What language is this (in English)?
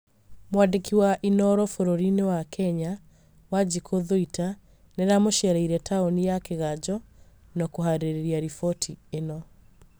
Kikuyu